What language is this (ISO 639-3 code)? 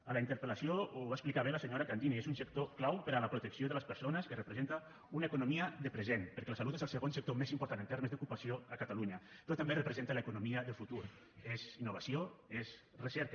cat